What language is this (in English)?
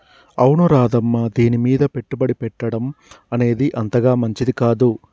Telugu